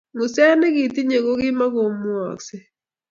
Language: Kalenjin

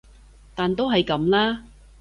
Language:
Cantonese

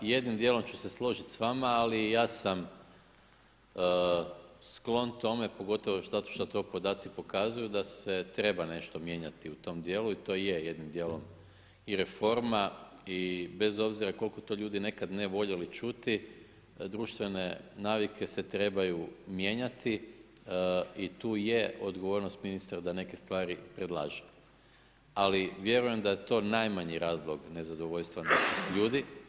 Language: Croatian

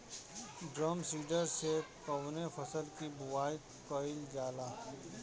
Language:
Bhojpuri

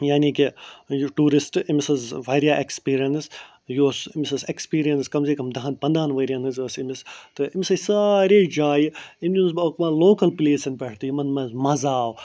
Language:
Kashmiri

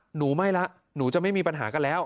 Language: Thai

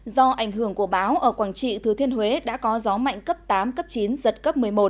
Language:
Vietnamese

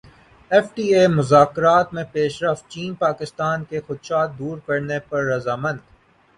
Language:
Urdu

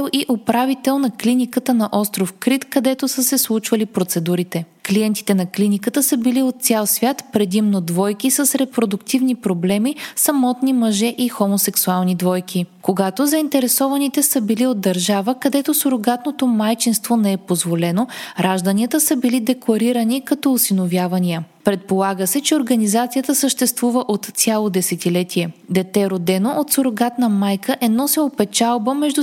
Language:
Bulgarian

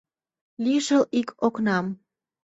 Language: Mari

